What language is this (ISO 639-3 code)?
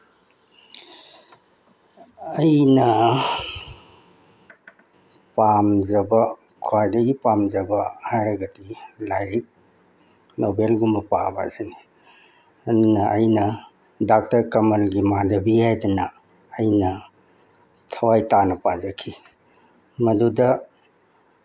mni